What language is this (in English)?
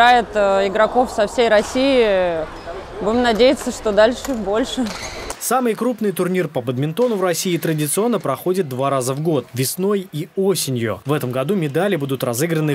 Russian